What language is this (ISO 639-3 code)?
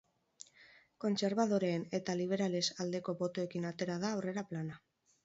eus